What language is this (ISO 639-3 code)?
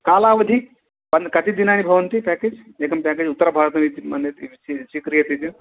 san